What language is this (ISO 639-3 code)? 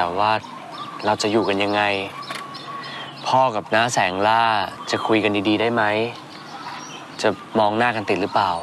tha